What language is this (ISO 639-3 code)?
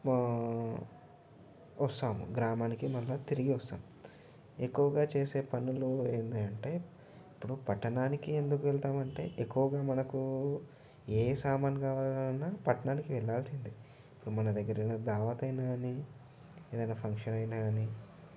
tel